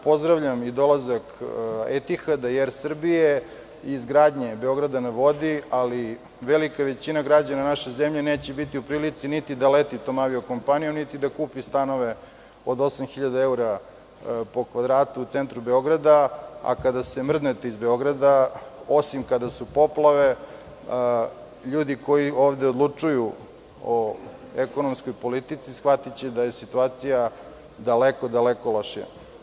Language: Serbian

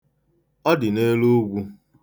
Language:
Igbo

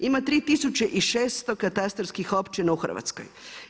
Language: Croatian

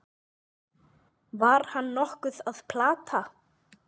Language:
Icelandic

